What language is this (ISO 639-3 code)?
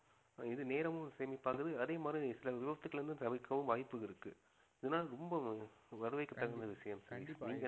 tam